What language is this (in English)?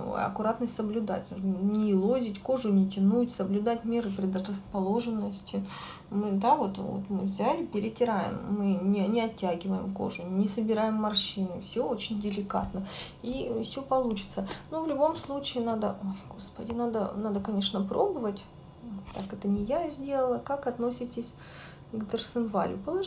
Russian